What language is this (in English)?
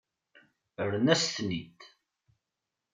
Kabyle